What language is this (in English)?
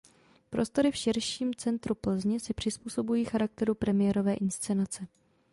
Czech